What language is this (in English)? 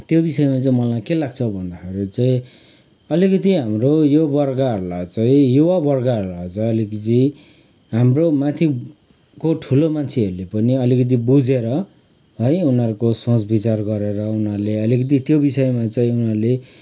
Nepali